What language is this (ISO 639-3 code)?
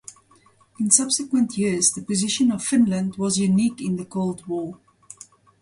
eng